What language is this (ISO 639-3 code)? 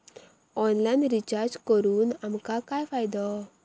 mar